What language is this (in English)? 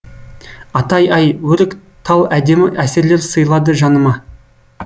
Kazakh